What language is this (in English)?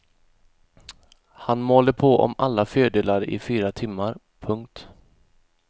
Swedish